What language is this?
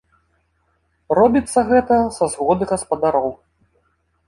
Belarusian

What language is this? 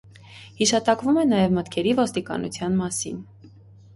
Armenian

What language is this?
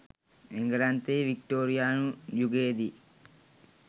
Sinhala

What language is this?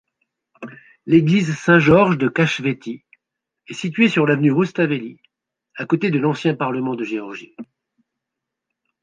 French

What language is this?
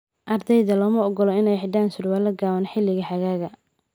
Somali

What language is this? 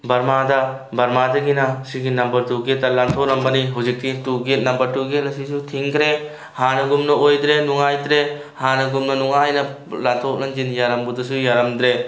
Manipuri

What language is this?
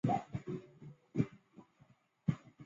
Chinese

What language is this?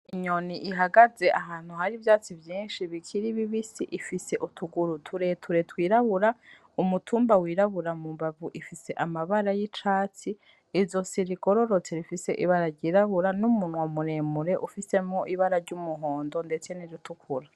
Rundi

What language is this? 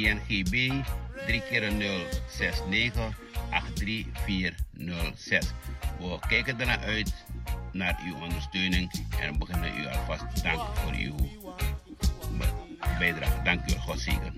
Dutch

